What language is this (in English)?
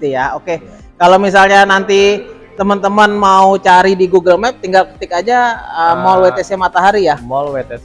Indonesian